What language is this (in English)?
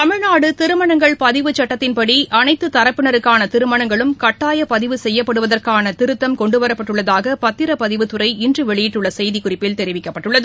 Tamil